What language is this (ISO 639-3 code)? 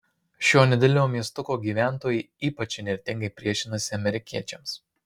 lit